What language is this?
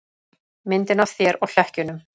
Icelandic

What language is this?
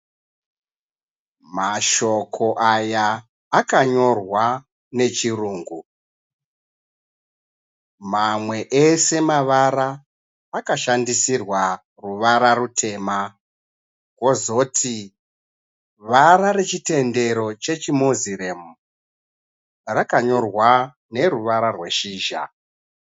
Shona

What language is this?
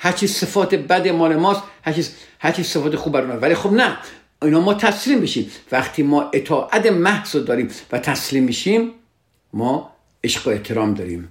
Persian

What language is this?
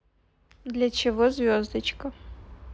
Russian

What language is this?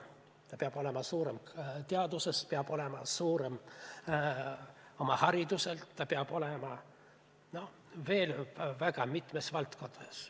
Estonian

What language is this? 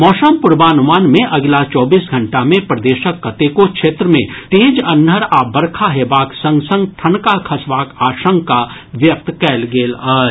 Maithili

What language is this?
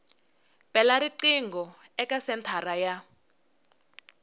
Tsonga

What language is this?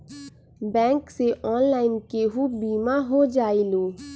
Magahi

